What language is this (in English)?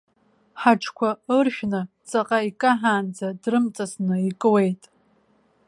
Abkhazian